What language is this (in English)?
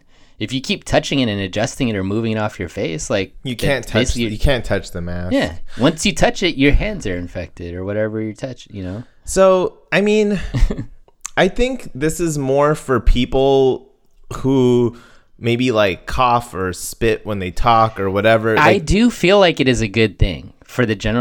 English